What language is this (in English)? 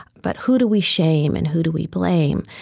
English